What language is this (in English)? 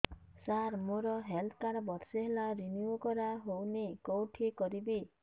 Odia